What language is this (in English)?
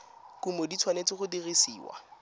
Tswana